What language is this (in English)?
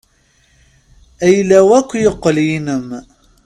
Kabyle